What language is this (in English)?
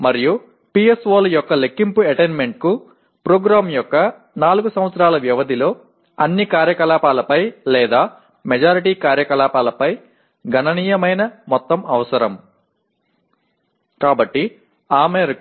Tamil